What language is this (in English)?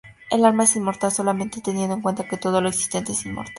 Spanish